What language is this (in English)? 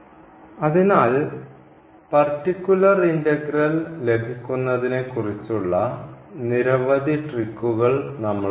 Malayalam